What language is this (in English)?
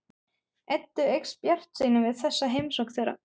Icelandic